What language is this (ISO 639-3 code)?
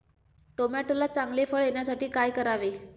mar